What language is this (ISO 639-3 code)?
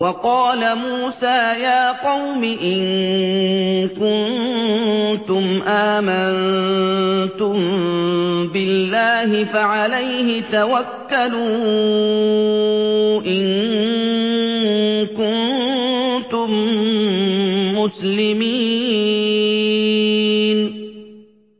ara